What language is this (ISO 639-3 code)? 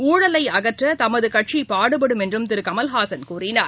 tam